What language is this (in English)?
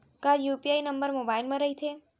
Chhattisgarhi